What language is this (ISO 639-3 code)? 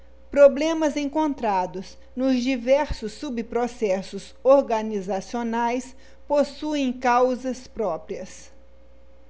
por